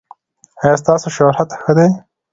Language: Pashto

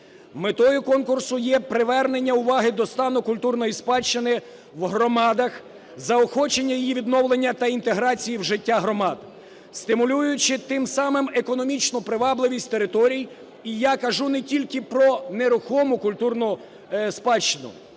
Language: Ukrainian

